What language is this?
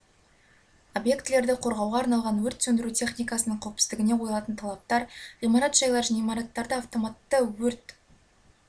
Kazakh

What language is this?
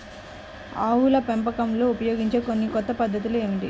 Telugu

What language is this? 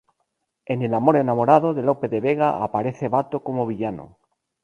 Spanish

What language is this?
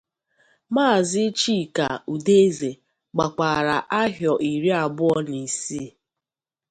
Igbo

